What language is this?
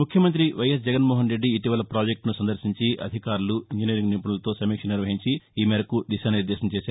Telugu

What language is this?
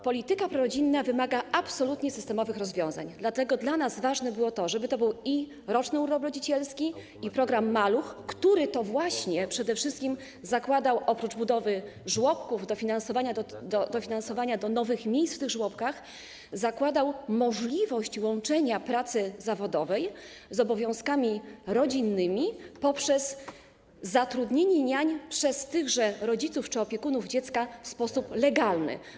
Polish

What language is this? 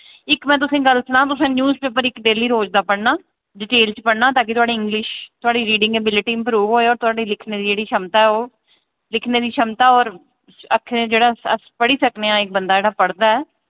Dogri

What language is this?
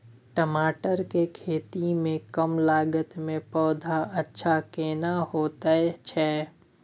Maithili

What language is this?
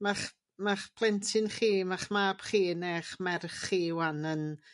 Welsh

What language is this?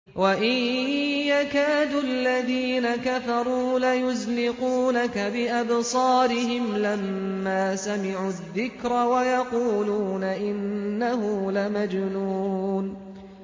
Arabic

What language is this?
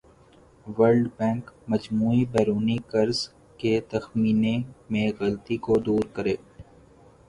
Urdu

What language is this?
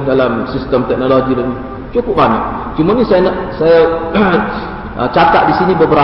Malay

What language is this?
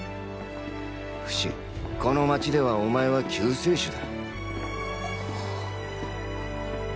Japanese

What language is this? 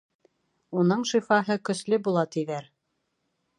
Bashkir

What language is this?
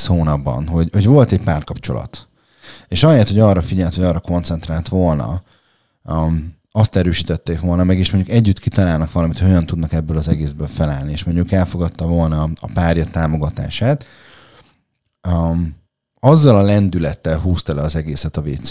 Hungarian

